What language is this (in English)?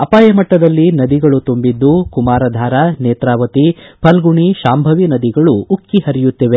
Kannada